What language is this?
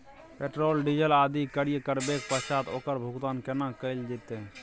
Maithili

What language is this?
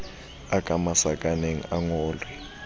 Southern Sotho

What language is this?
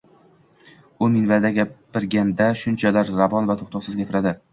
Uzbek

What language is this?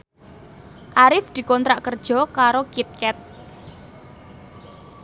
Javanese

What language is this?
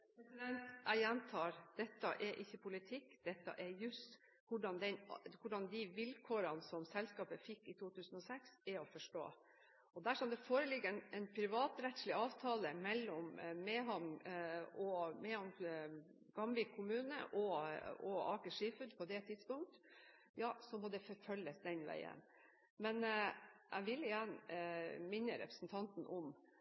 Norwegian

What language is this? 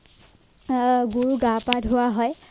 Assamese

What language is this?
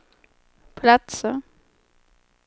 Swedish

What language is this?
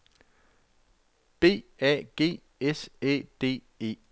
Danish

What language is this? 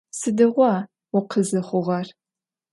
Adyghe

